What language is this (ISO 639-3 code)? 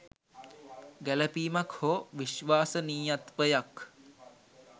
sin